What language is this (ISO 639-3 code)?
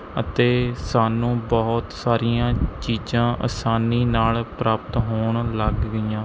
pan